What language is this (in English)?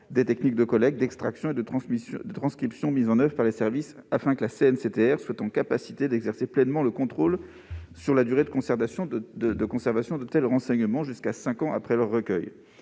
French